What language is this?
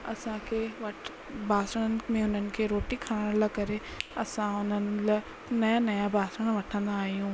Sindhi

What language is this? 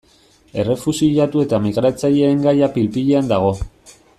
Basque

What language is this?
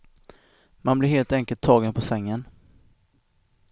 Swedish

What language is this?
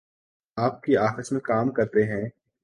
Urdu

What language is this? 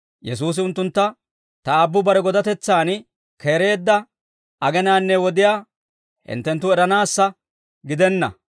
Dawro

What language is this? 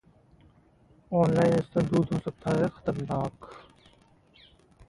Hindi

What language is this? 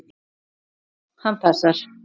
Icelandic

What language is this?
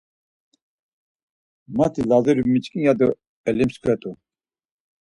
Laz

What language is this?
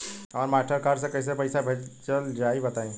Bhojpuri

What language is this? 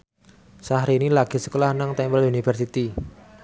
Javanese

